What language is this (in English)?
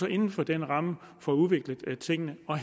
Danish